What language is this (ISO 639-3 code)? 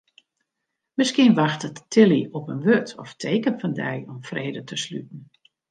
fry